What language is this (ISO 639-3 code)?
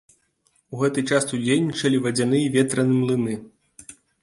bel